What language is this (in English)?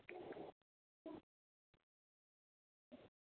Urdu